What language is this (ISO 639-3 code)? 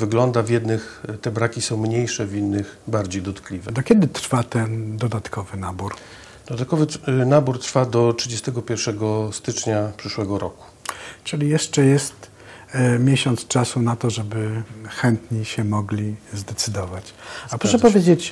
pol